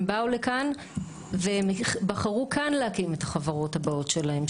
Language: Hebrew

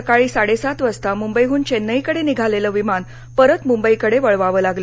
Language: Marathi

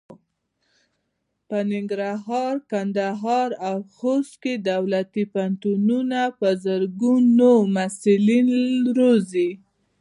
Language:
Pashto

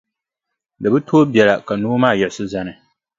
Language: Dagbani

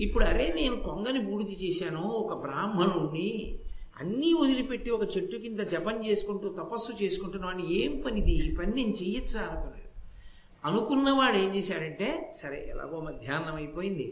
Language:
Telugu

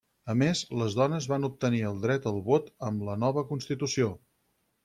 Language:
Catalan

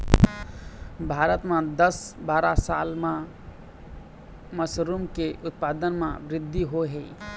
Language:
Chhattisgarhi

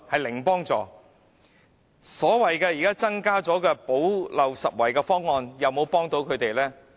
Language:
Cantonese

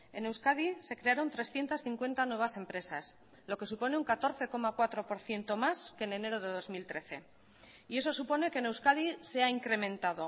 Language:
Spanish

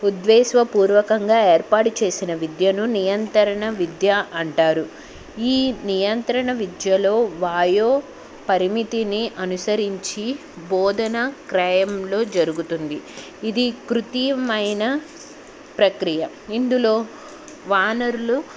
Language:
Telugu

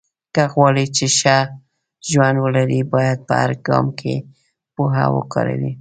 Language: Pashto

